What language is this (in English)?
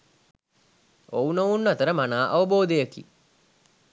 Sinhala